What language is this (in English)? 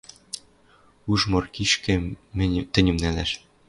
Western Mari